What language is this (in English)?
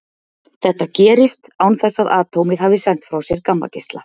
Icelandic